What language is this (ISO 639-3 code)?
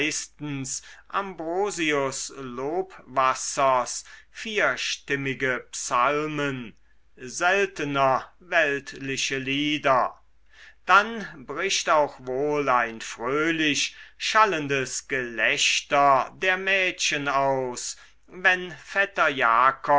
deu